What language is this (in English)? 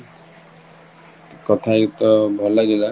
Odia